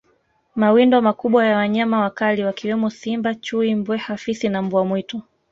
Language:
Swahili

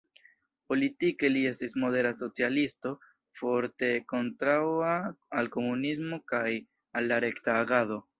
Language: Esperanto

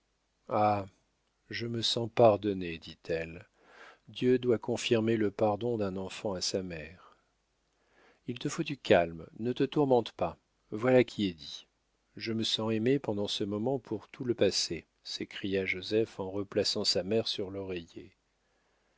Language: French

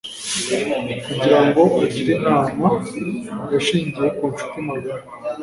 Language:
Kinyarwanda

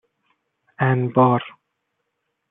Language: Persian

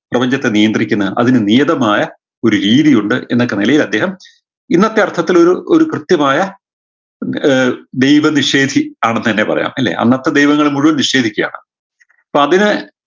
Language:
Malayalam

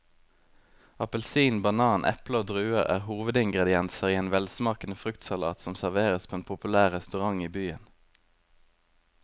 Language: Norwegian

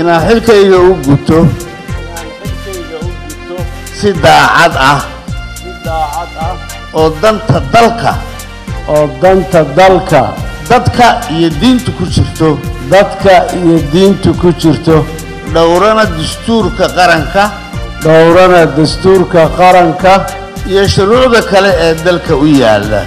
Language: Arabic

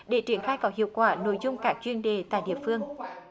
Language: Vietnamese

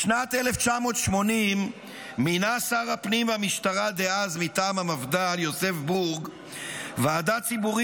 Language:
Hebrew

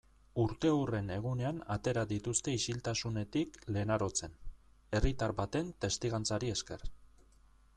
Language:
Basque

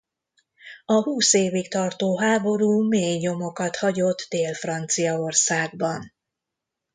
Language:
Hungarian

